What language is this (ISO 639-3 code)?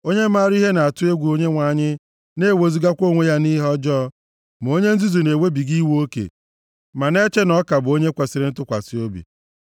ibo